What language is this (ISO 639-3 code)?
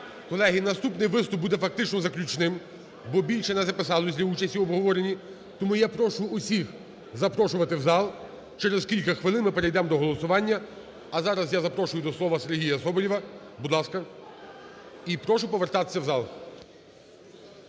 ukr